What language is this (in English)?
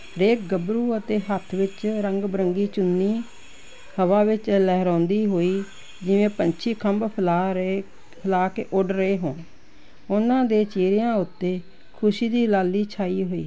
Punjabi